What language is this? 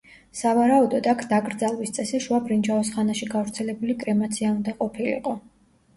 Georgian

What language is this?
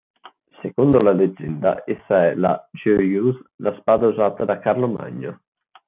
Italian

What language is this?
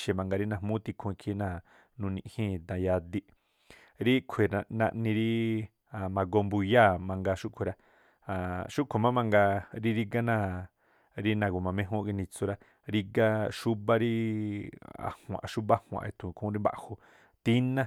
Tlacoapa Me'phaa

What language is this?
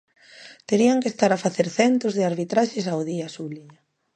Galician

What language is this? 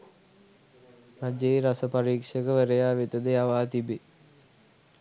Sinhala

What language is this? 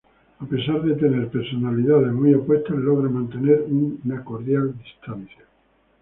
Spanish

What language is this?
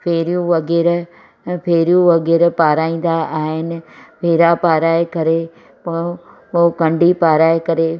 Sindhi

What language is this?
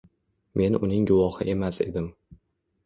Uzbek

